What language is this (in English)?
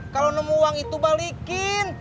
Indonesian